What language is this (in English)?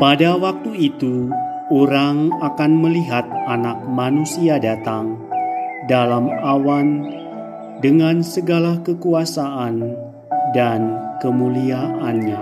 Indonesian